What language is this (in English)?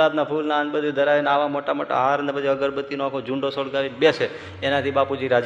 Gujarati